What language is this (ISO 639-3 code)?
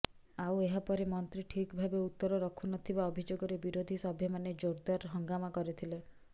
ori